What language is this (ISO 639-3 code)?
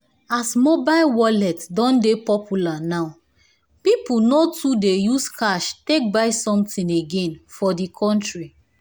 pcm